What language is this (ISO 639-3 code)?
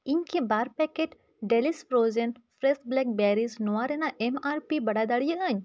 sat